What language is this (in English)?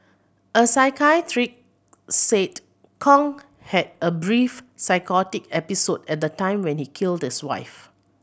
English